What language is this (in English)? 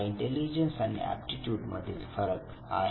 Marathi